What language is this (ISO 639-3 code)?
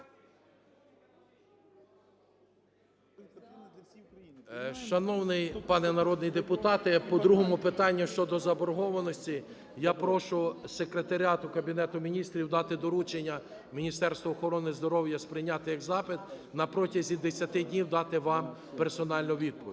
ukr